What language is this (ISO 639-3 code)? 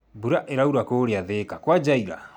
kik